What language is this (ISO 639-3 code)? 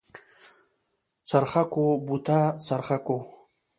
pus